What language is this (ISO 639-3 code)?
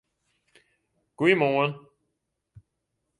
fry